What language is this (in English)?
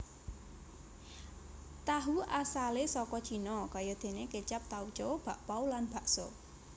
Javanese